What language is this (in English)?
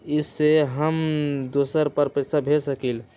Magahi